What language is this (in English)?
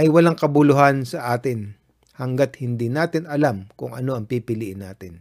Filipino